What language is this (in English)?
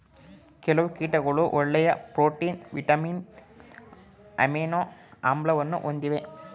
Kannada